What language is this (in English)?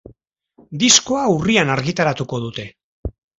Basque